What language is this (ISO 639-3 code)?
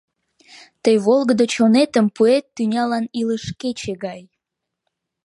chm